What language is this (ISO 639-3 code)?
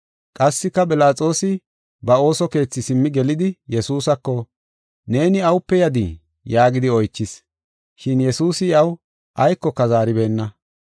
gof